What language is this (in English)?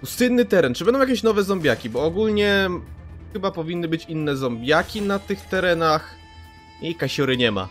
Polish